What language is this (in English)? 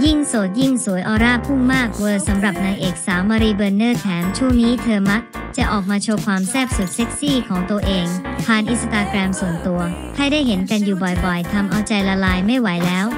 Thai